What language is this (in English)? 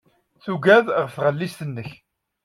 Kabyle